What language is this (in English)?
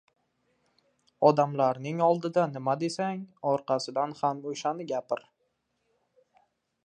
Uzbek